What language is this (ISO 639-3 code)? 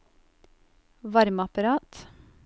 nor